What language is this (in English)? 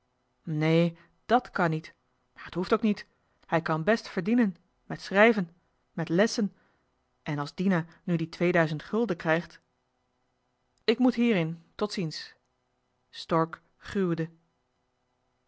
Dutch